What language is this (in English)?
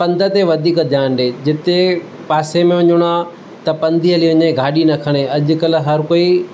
Sindhi